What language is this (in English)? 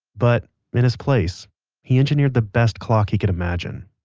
English